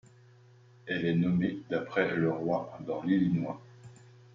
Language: French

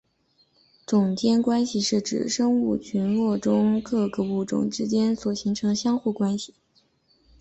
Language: Chinese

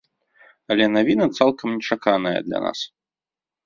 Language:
Belarusian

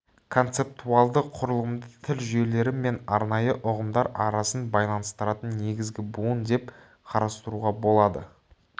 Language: Kazakh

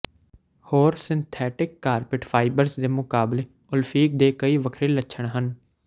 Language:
Punjabi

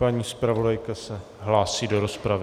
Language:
Czech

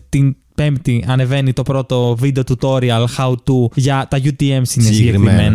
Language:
Greek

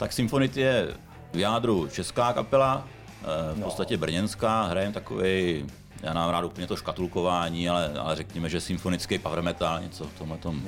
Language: Czech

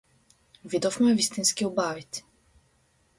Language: Macedonian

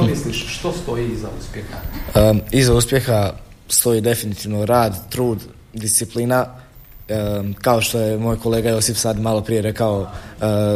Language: Croatian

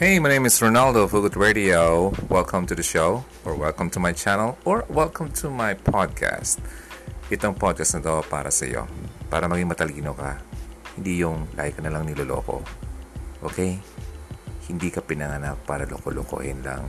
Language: Filipino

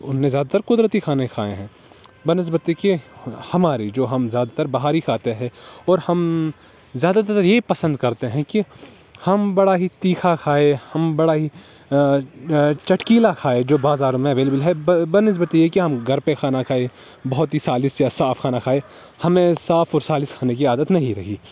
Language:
Urdu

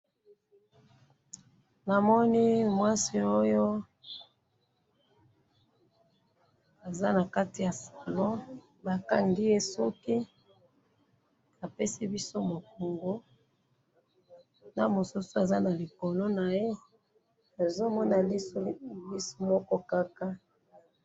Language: Lingala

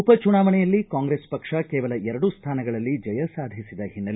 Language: Kannada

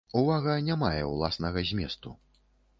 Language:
Belarusian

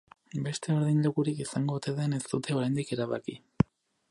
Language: Basque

